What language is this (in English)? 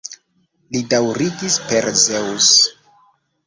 Esperanto